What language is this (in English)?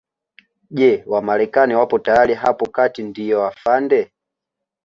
Swahili